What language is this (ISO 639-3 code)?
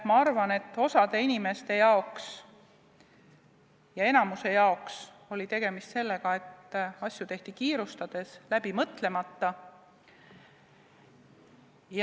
est